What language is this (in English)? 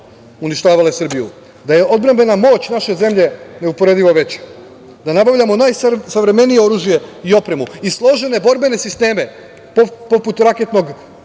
Serbian